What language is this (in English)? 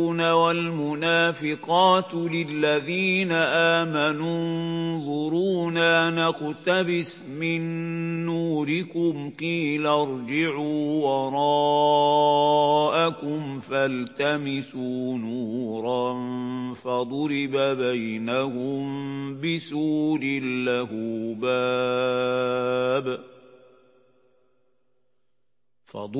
Arabic